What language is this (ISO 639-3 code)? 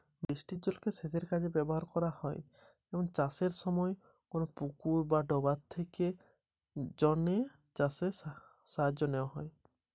ben